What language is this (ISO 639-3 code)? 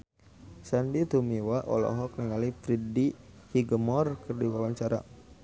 sun